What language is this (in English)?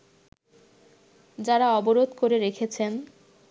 Bangla